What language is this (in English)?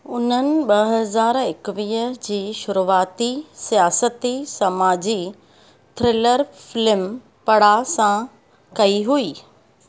Sindhi